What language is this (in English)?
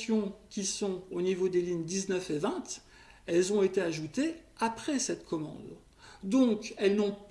French